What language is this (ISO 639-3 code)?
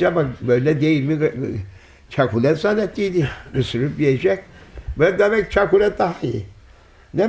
tur